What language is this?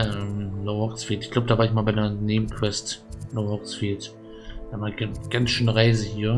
German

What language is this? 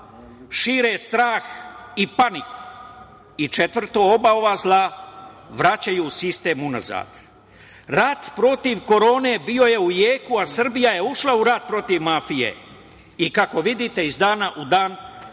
Serbian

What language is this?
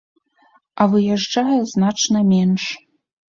Belarusian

